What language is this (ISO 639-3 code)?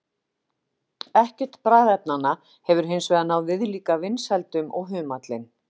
isl